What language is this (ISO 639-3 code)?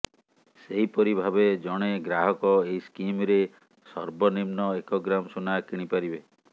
ori